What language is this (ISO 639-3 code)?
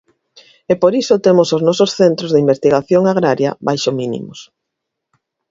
glg